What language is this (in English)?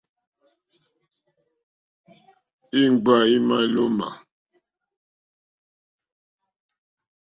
Mokpwe